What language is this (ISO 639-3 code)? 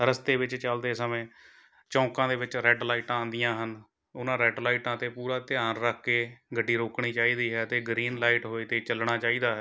pan